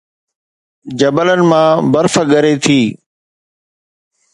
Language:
Sindhi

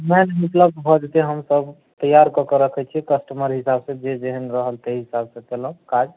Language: Maithili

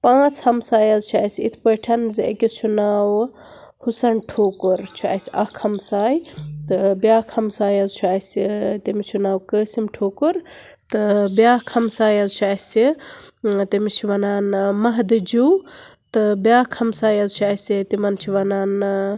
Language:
Kashmiri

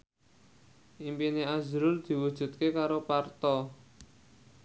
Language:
Javanese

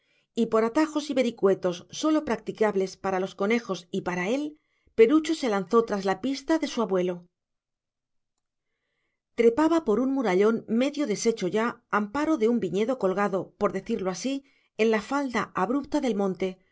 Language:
Spanish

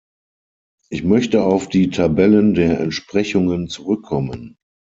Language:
German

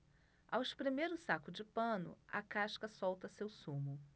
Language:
Portuguese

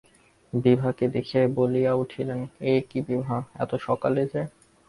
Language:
Bangla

